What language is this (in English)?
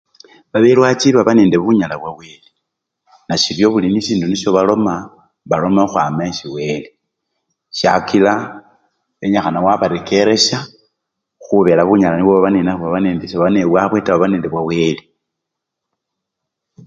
Luyia